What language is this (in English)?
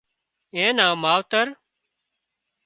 Wadiyara Koli